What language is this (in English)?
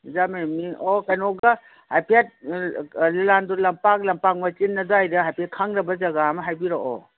Manipuri